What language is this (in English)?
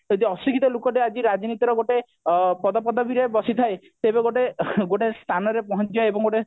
Odia